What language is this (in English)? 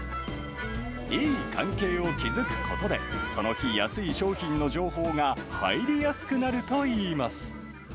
Japanese